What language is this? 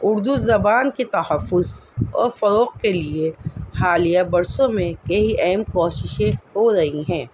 Urdu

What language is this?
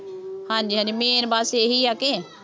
Punjabi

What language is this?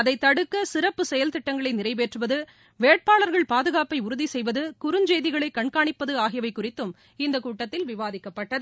Tamil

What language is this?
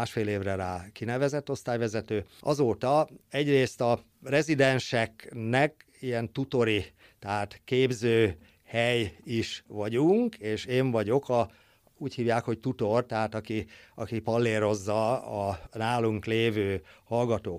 Hungarian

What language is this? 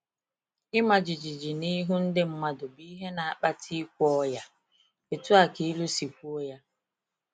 Igbo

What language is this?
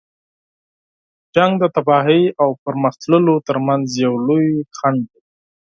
Pashto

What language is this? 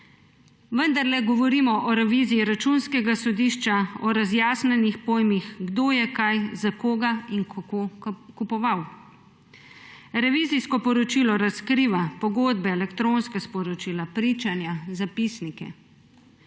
Slovenian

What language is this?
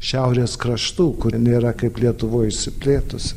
Lithuanian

